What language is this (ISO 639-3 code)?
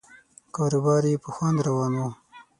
pus